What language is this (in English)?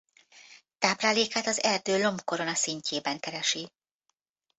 Hungarian